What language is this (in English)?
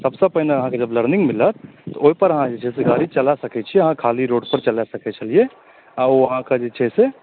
Maithili